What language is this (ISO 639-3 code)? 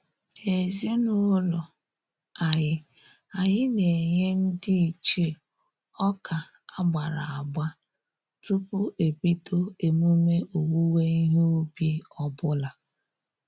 ibo